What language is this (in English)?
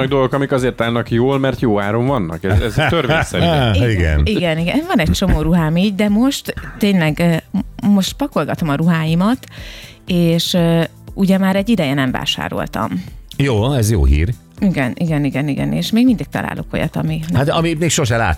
Hungarian